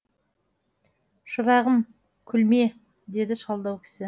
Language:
Kazakh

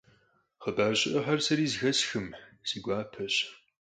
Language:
Kabardian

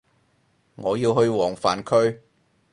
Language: Cantonese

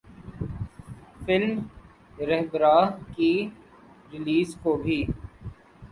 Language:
Urdu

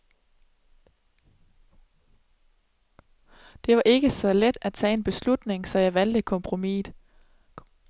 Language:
Danish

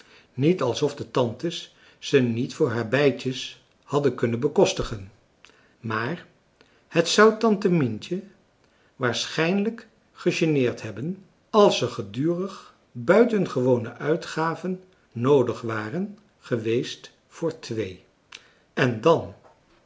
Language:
Dutch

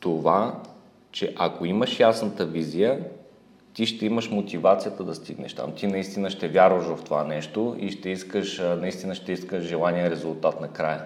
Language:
Bulgarian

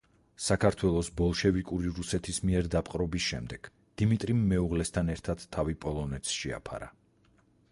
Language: Georgian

